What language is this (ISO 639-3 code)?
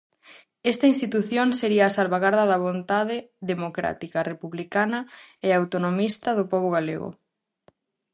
glg